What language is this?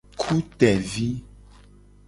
Gen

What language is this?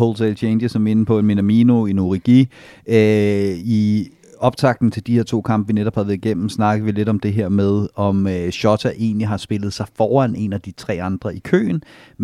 Danish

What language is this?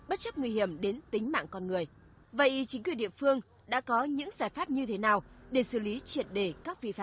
Vietnamese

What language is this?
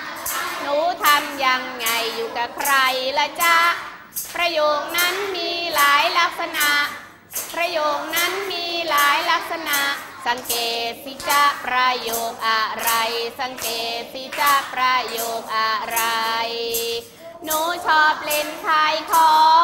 Thai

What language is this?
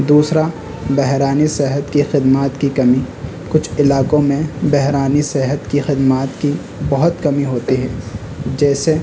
Urdu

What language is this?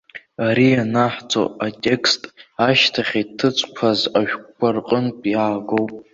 Abkhazian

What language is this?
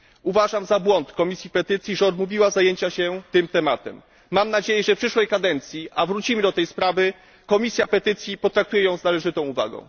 Polish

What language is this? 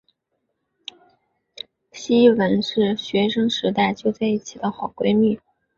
Chinese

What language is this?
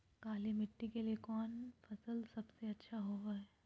Magahi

